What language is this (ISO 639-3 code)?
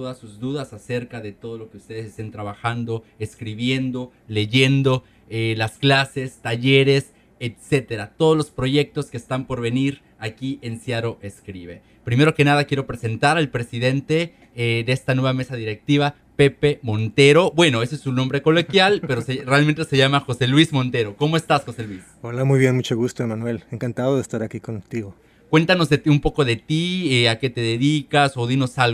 spa